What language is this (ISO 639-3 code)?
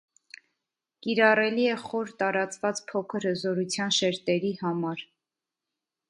hye